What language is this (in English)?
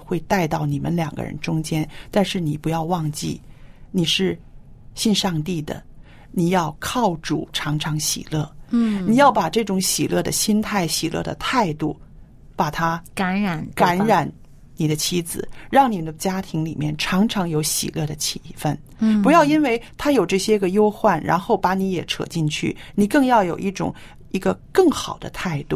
Chinese